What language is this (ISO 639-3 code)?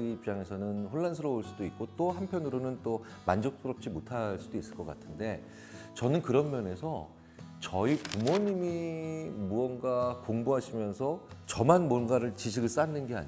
kor